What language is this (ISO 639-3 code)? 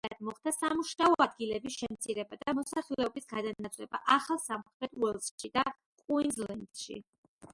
kat